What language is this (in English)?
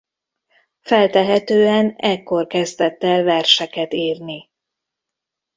Hungarian